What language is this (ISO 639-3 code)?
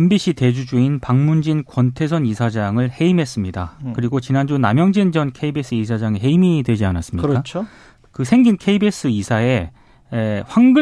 kor